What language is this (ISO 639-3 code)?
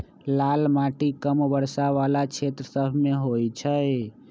mag